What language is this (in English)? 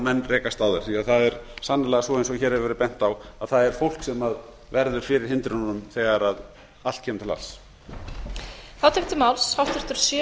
Icelandic